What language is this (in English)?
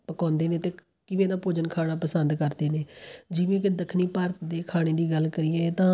Punjabi